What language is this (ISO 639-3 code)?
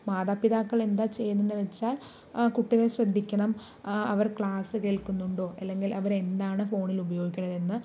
mal